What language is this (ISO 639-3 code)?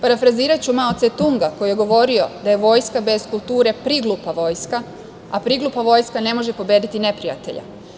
srp